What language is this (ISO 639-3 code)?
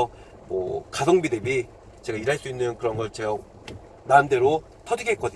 kor